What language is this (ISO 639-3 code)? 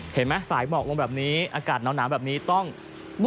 tha